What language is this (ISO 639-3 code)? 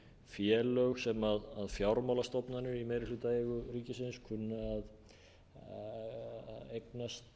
isl